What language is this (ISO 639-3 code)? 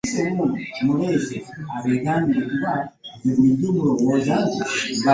lug